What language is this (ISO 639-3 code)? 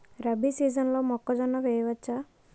tel